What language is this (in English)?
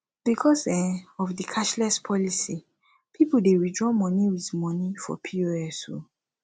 Nigerian Pidgin